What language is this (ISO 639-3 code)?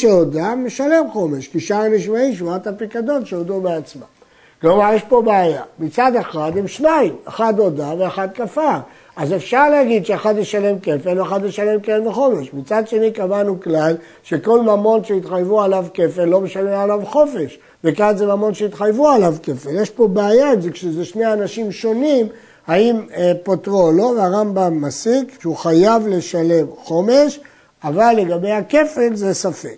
heb